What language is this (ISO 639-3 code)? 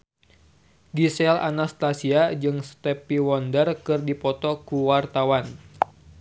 sun